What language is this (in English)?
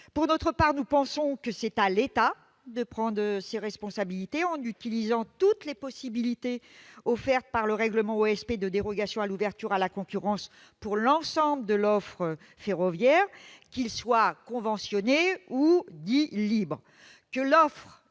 French